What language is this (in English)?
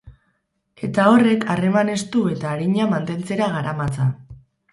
Basque